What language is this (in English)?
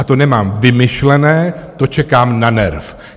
Czech